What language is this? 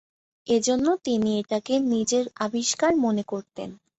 Bangla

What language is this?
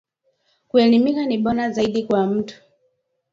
Swahili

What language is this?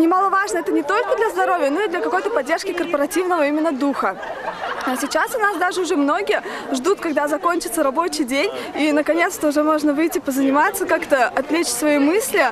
Russian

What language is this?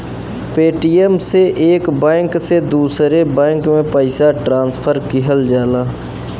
Bhojpuri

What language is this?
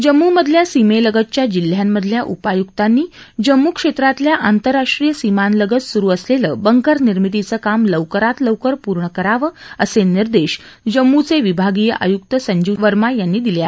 Marathi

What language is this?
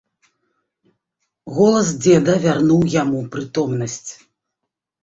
Belarusian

